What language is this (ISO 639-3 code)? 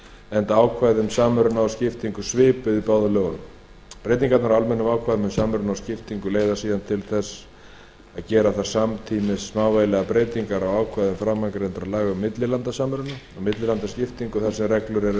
isl